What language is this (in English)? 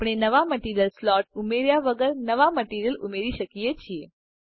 Gujarati